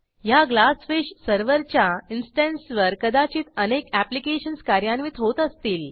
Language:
Marathi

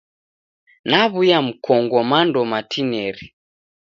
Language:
Taita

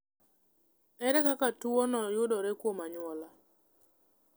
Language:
Luo (Kenya and Tanzania)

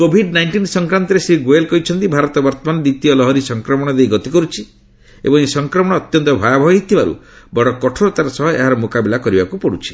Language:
Odia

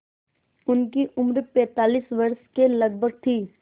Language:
Hindi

